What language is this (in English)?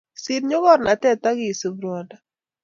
Kalenjin